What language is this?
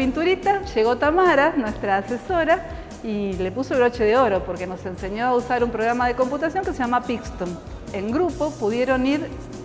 Spanish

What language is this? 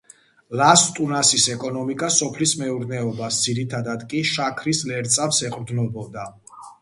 Georgian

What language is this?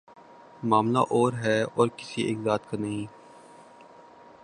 Urdu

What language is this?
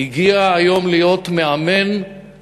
Hebrew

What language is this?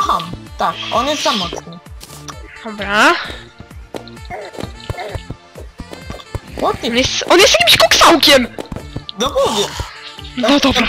Polish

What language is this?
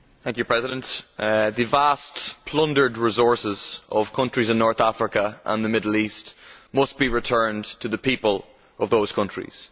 English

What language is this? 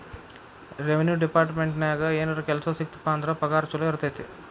Kannada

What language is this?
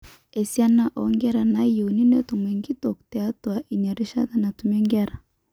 Masai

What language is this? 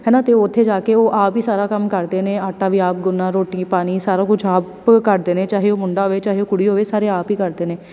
Punjabi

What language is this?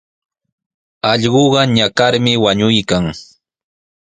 Sihuas Ancash Quechua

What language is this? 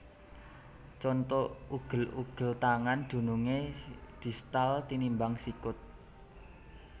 Javanese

